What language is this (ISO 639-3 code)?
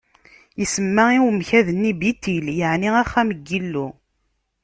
kab